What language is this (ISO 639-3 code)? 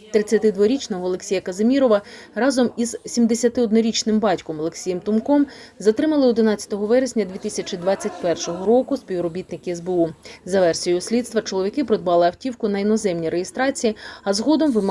ukr